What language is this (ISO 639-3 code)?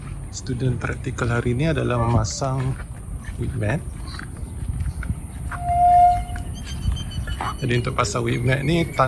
msa